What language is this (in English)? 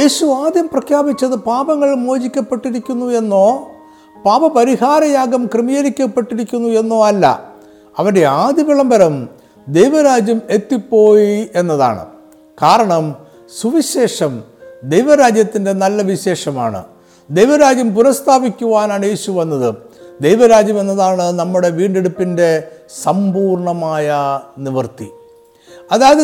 Malayalam